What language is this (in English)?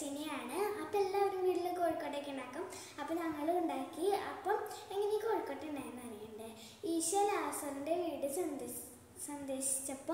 Turkish